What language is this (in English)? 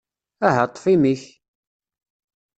Kabyle